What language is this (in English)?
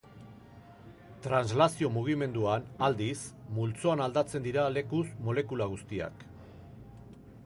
Basque